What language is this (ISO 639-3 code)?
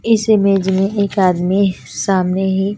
hin